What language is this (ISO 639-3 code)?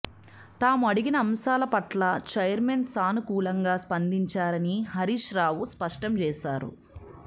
tel